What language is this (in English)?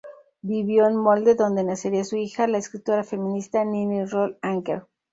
Spanish